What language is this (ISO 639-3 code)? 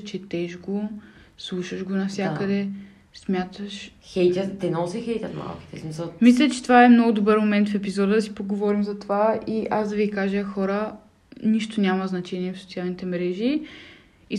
bul